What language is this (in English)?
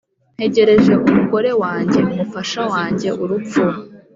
Kinyarwanda